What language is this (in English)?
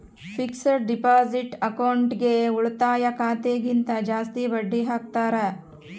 Kannada